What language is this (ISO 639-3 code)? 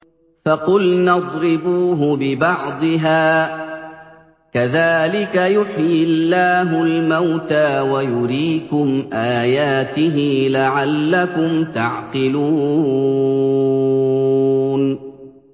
ara